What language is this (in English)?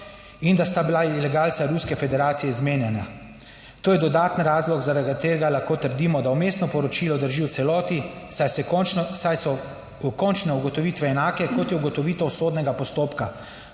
Slovenian